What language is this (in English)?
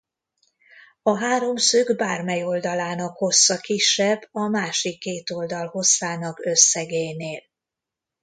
Hungarian